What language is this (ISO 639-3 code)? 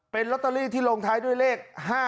tha